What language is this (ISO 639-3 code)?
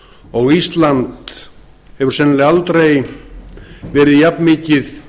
isl